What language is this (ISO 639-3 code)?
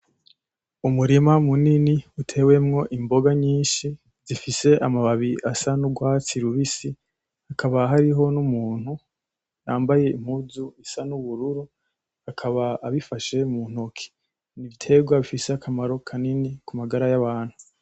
run